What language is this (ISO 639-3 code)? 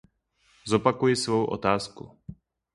ces